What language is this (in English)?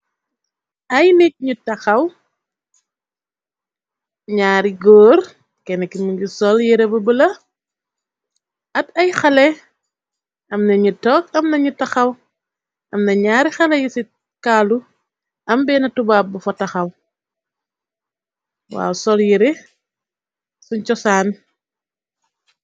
Wolof